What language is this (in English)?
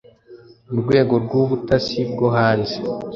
Kinyarwanda